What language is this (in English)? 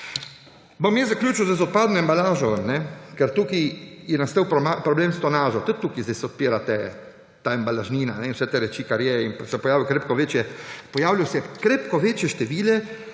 Slovenian